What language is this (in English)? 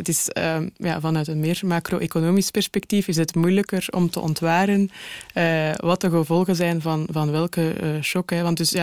Dutch